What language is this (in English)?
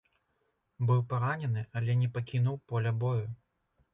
Belarusian